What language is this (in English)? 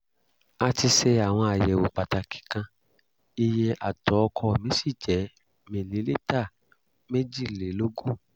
Yoruba